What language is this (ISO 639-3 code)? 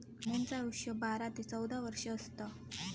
mar